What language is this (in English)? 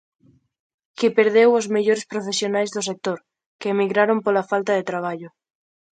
Galician